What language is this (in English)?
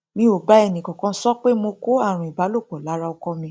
Yoruba